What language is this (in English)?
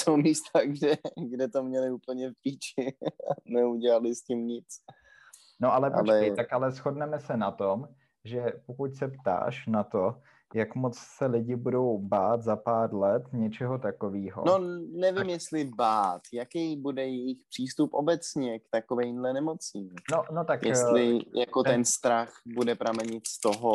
Czech